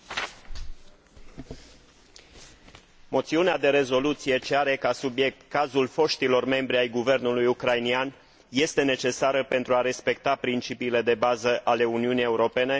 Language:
Romanian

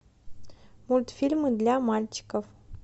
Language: Russian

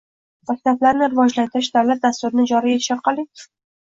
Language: Uzbek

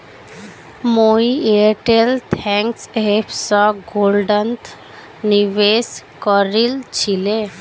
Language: Magahi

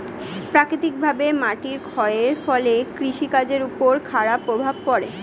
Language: Bangla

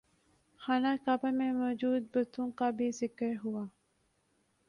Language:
Urdu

